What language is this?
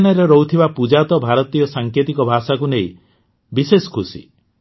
Odia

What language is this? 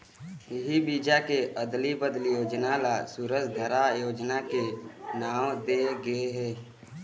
Chhattisgarhi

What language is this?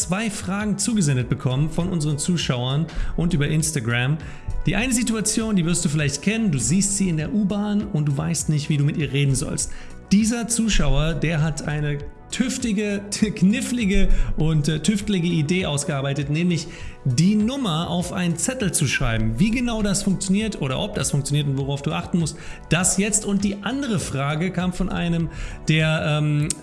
German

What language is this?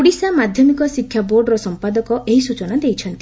Odia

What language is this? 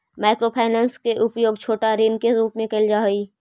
Magahi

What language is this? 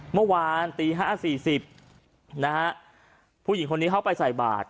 Thai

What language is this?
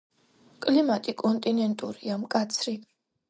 Georgian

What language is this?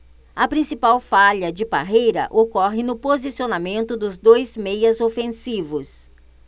Portuguese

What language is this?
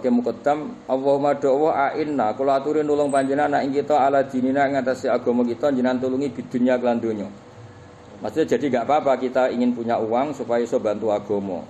Indonesian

